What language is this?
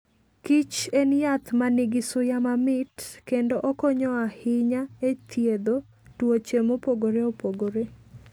Luo (Kenya and Tanzania)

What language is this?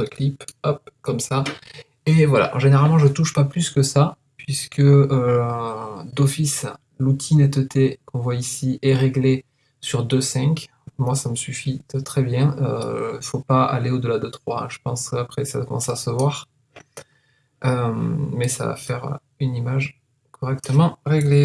French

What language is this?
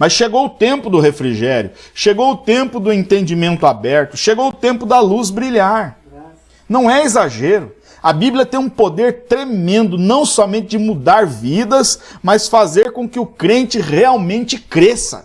Portuguese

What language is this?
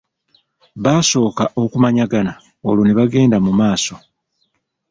Ganda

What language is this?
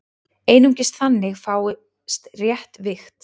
Icelandic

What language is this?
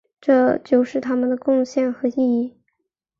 Chinese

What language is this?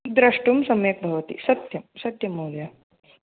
Sanskrit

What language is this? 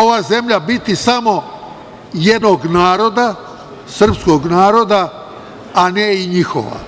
Serbian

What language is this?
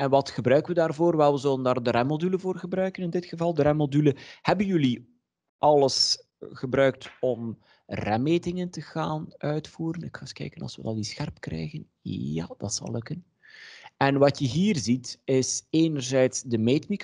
Dutch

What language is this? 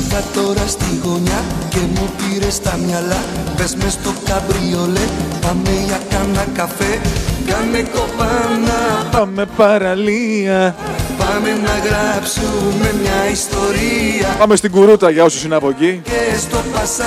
Greek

